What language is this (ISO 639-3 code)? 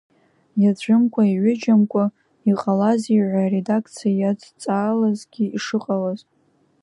abk